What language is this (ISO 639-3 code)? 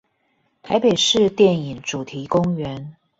zho